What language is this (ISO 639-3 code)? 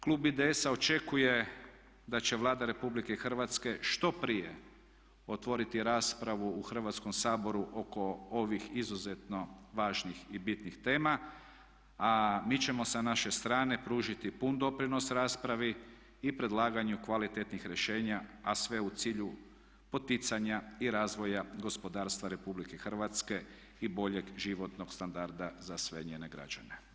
hrv